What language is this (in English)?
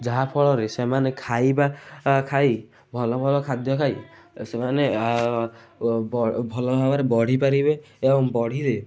Odia